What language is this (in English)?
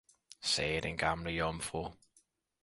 Danish